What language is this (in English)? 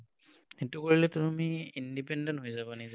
Assamese